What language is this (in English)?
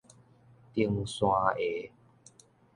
Min Nan Chinese